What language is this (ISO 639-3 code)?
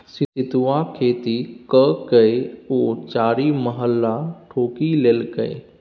mai